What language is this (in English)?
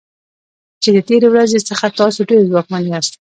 Pashto